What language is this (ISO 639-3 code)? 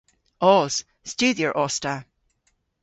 cor